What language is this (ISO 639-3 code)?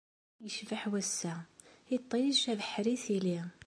kab